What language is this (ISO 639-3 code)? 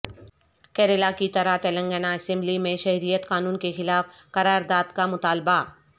urd